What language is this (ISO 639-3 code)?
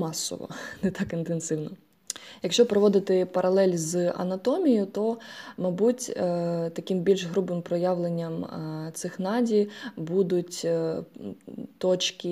ukr